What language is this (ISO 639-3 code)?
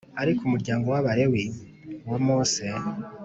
kin